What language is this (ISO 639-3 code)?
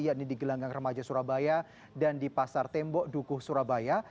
ind